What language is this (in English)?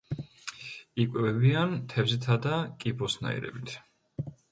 Georgian